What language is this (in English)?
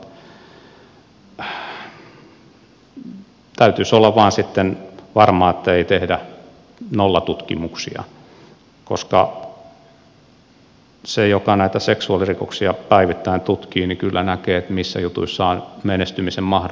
Finnish